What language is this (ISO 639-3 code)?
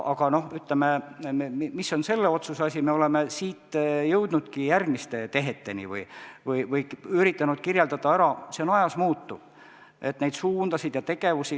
est